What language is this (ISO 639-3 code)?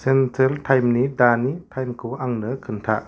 brx